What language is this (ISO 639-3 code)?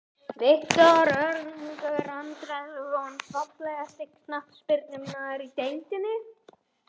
isl